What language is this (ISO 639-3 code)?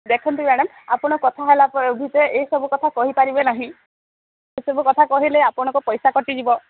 ori